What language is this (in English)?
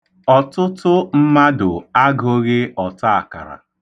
Igbo